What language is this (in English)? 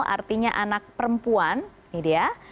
Indonesian